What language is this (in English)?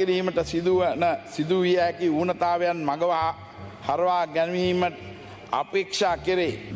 Sinhala